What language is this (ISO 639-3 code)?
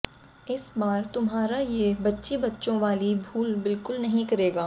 hin